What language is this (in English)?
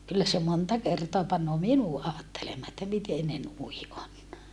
Finnish